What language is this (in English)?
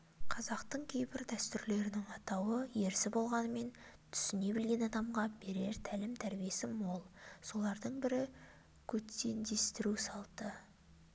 Kazakh